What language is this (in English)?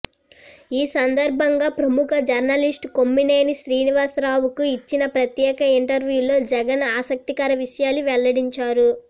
Telugu